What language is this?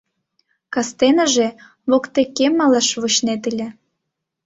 Mari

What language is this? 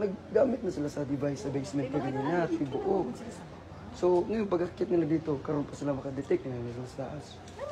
Filipino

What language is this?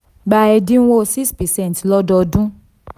Yoruba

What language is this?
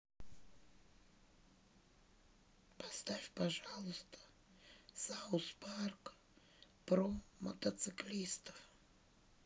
Russian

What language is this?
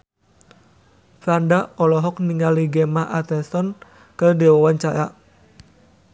Sundanese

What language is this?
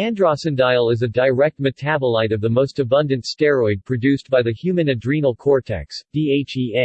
English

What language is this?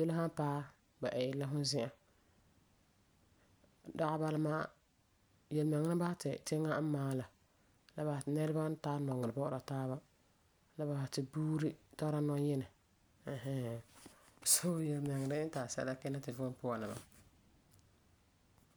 Frafra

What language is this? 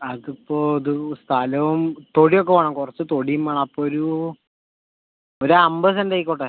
Malayalam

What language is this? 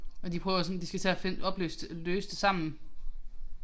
Danish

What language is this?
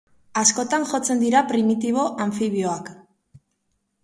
Basque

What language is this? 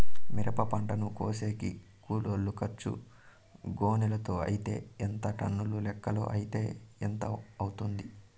Telugu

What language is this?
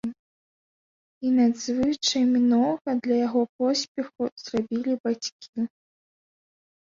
Belarusian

